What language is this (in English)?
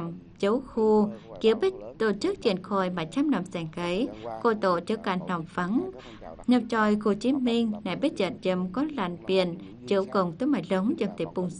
Vietnamese